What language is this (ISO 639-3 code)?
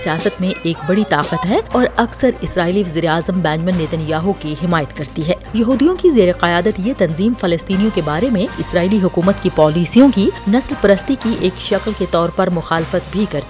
urd